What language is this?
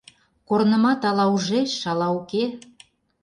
Mari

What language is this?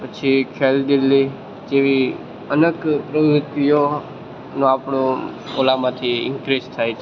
Gujarati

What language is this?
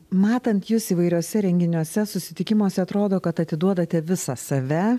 Lithuanian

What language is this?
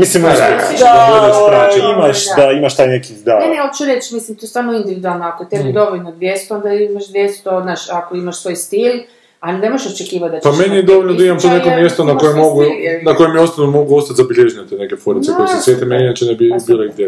Croatian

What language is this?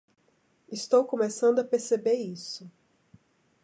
Portuguese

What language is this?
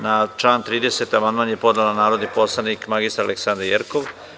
Serbian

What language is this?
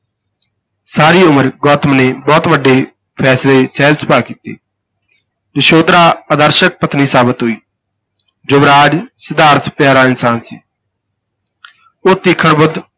Punjabi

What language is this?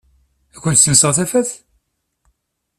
Kabyle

